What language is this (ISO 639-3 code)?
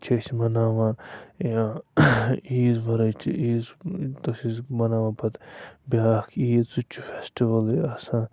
kas